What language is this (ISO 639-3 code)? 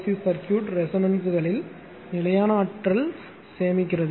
tam